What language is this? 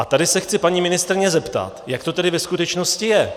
Czech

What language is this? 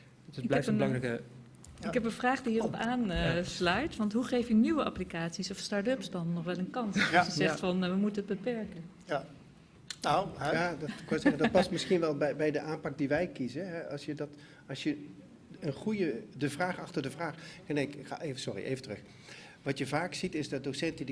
Dutch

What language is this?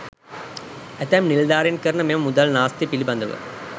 Sinhala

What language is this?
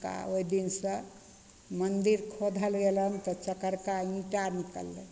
Maithili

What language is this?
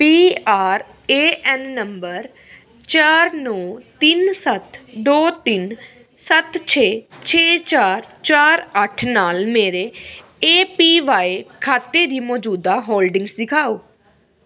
Punjabi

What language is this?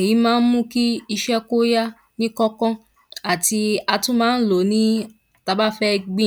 Yoruba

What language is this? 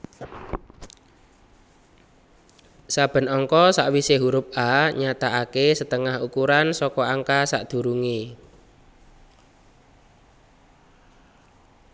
Javanese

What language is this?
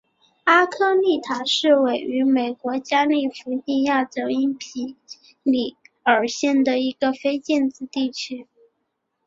Chinese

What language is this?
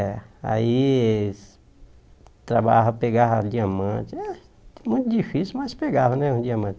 Portuguese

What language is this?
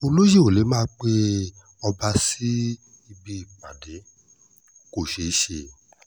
Yoruba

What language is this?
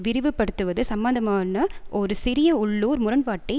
Tamil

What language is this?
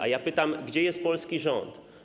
Polish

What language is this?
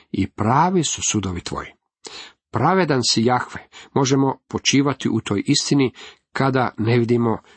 Croatian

